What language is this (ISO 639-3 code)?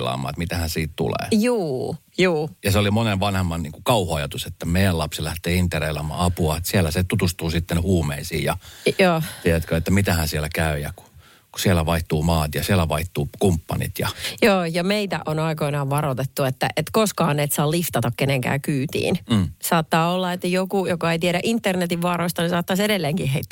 fin